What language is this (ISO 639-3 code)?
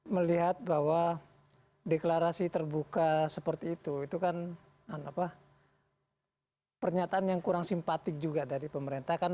ind